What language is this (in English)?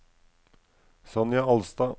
Norwegian